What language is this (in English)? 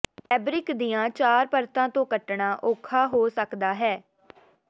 Punjabi